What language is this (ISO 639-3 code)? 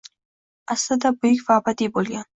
uzb